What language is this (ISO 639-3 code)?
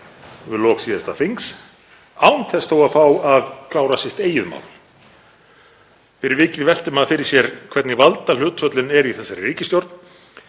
isl